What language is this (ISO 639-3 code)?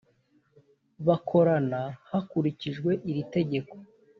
kin